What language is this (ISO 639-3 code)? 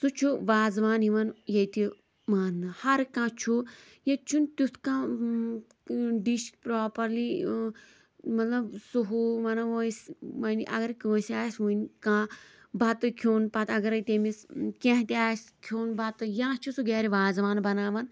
kas